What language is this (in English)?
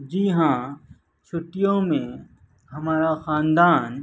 Urdu